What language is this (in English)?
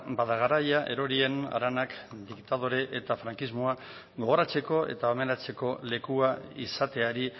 Basque